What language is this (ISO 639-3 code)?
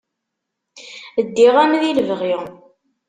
kab